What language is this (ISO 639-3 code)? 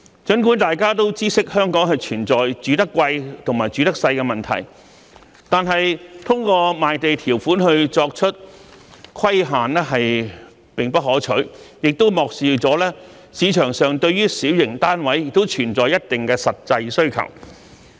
yue